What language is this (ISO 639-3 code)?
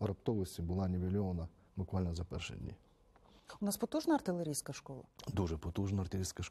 ukr